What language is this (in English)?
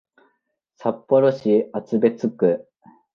Japanese